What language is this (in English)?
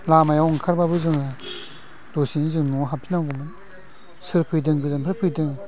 Bodo